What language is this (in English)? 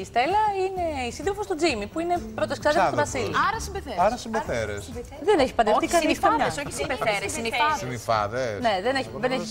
Greek